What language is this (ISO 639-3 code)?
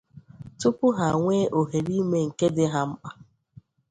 ibo